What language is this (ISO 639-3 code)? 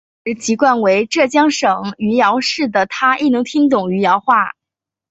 zho